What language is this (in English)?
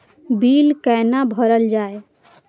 Maithili